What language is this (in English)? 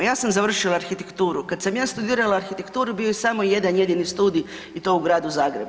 Croatian